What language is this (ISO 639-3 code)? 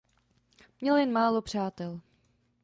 ces